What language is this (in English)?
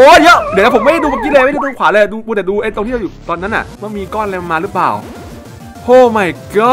Thai